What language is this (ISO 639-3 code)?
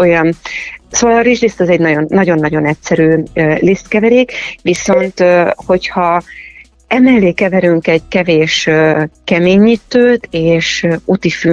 hun